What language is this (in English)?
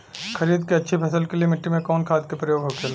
Bhojpuri